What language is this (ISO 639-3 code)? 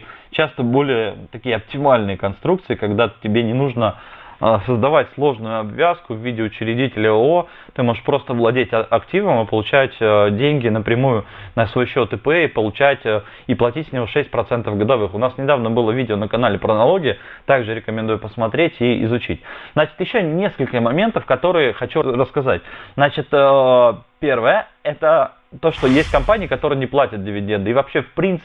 rus